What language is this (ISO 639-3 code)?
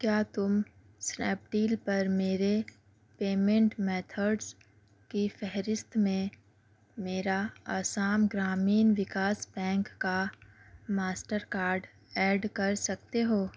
urd